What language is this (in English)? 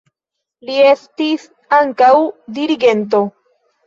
Esperanto